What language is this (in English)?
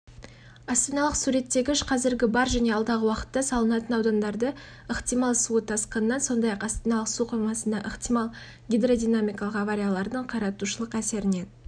Kazakh